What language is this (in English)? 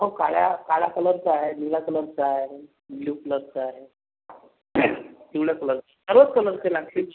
Marathi